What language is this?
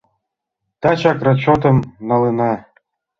Mari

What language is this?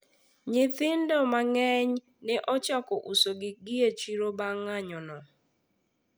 Luo (Kenya and Tanzania)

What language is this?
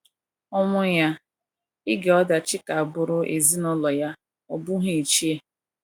Igbo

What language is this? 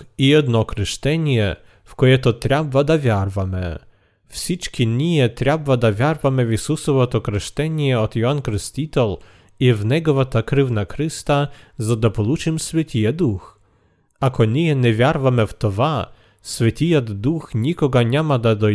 Bulgarian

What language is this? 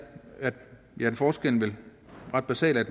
Danish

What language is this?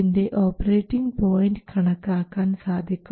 Malayalam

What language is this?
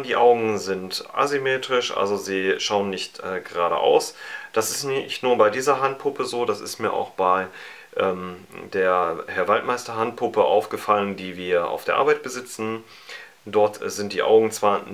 German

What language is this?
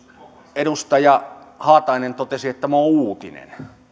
Finnish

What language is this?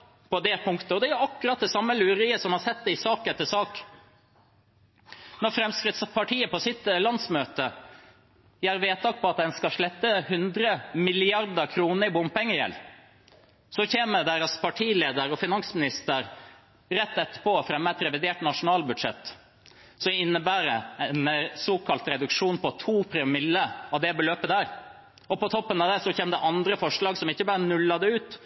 Norwegian Bokmål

